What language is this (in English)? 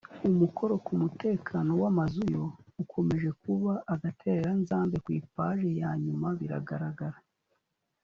Kinyarwanda